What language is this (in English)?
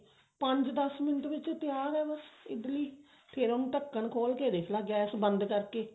Punjabi